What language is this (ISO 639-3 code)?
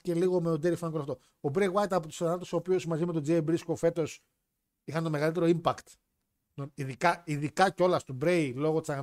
ell